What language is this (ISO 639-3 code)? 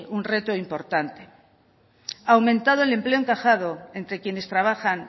spa